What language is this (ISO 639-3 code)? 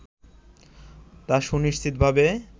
ben